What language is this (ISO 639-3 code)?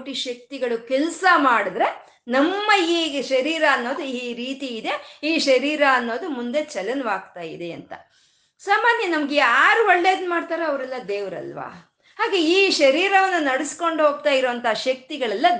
kan